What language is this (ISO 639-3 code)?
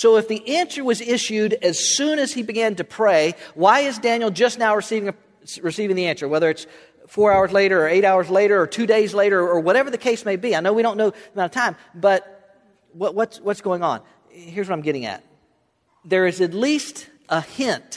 eng